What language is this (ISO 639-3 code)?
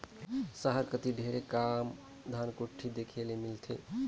hne